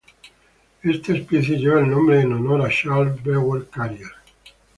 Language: Spanish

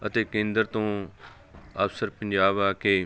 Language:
Punjabi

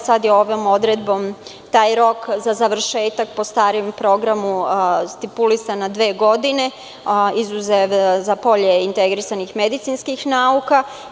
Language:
Serbian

